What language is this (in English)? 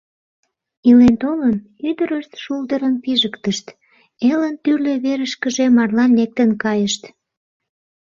Mari